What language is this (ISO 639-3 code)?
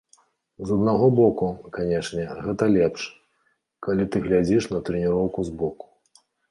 bel